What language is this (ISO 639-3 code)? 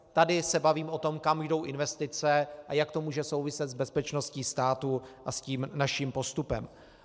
ces